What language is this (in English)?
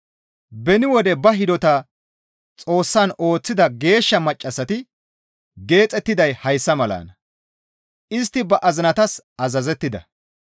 Gamo